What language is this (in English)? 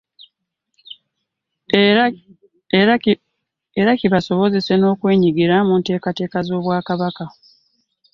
Ganda